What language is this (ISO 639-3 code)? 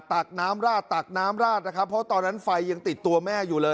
tha